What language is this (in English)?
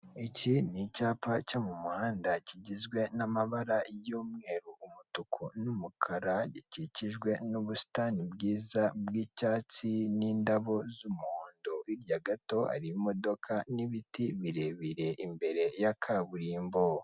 Kinyarwanda